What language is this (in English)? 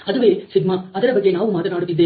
Kannada